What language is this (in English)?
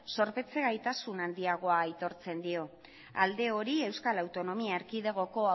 Basque